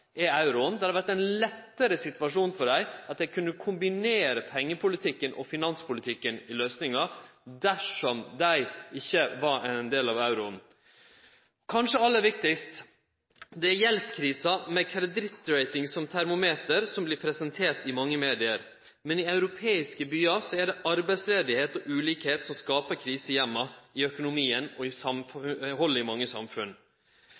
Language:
Norwegian Nynorsk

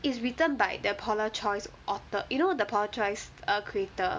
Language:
English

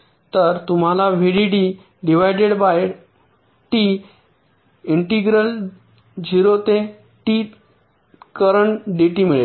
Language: Marathi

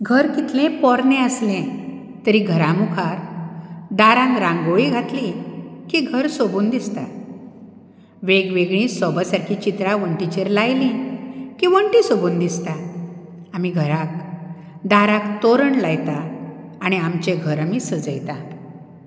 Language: Konkani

